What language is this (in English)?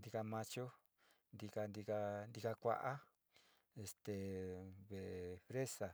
Sinicahua Mixtec